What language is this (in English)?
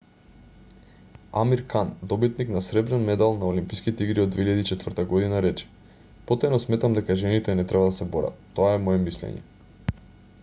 Macedonian